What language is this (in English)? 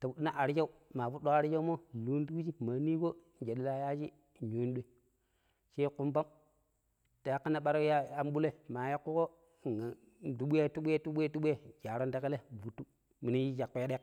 Pero